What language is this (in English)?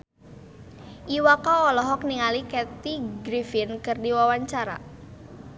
Sundanese